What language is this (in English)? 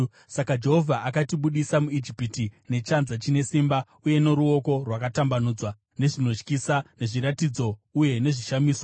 Shona